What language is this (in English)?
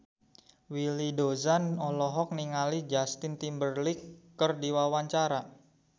Sundanese